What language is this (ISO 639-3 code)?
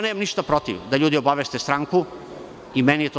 srp